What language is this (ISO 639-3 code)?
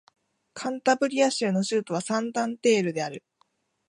jpn